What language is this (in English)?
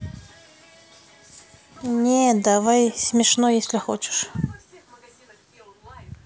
Russian